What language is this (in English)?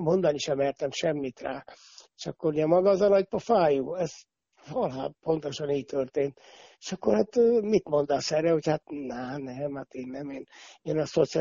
Hungarian